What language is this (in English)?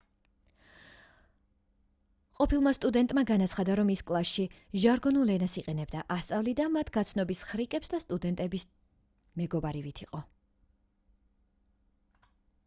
Georgian